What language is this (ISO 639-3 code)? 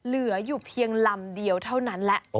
tha